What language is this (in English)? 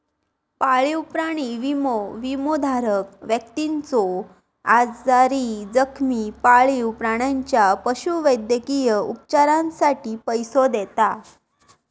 Marathi